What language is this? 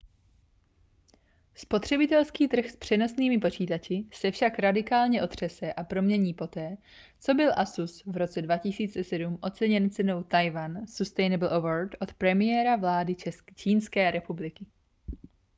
Czech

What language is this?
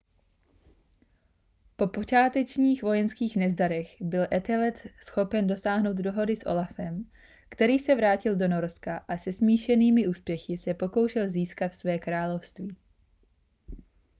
Czech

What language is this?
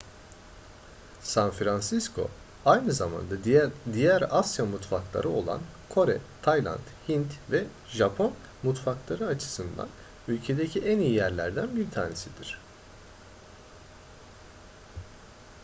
Turkish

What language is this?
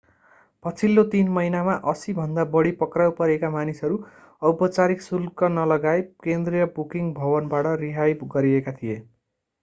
Nepali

